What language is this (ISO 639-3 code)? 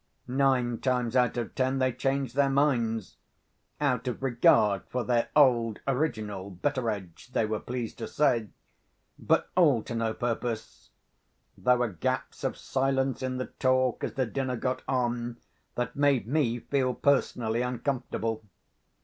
eng